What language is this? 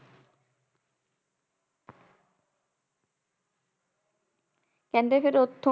Punjabi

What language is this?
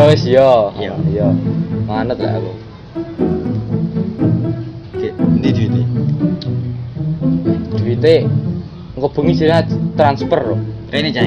Indonesian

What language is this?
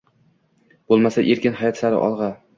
Uzbek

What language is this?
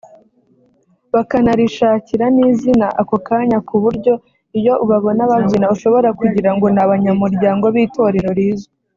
Kinyarwanda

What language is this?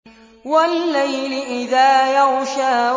Arabic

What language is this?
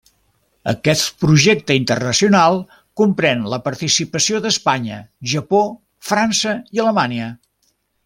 Catalan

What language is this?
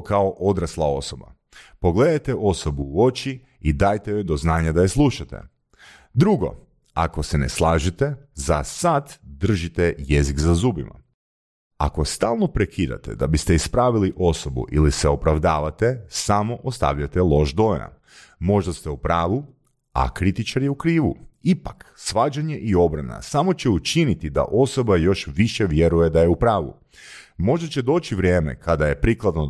Croatian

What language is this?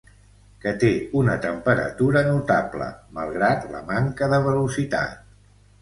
Catalan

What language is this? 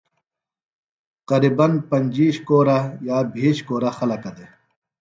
Phalura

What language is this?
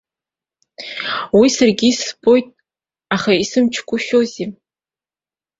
Abkhazian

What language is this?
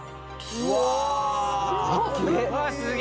Japanese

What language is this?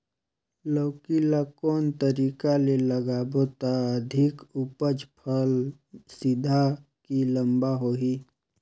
Chhattisgarhi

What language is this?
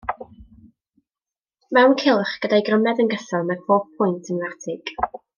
Welsh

